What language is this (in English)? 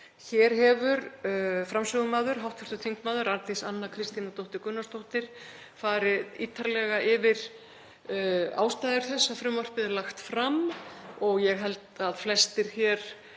Icelandic